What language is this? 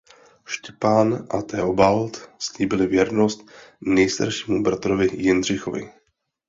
Czech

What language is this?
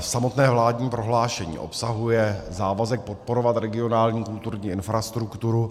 Czech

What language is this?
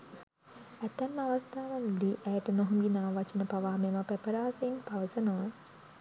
Sinhala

